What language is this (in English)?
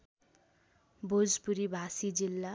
Nepali